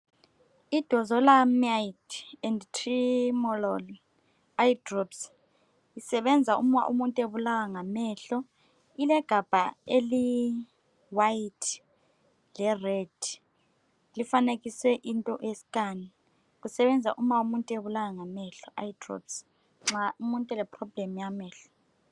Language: North Ndebele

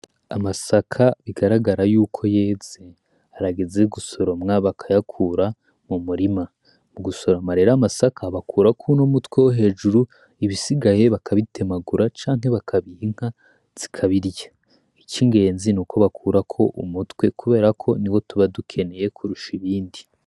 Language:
Rundi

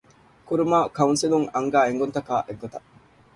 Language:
Divehi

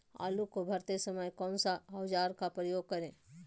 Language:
Magahi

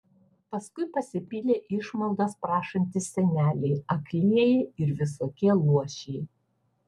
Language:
Lithuanian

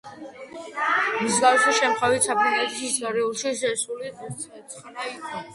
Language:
Georgian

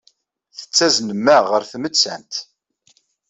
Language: Kabyle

